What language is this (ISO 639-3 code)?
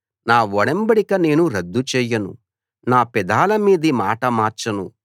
tel